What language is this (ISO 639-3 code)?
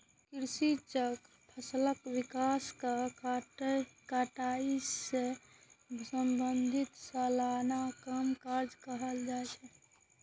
mai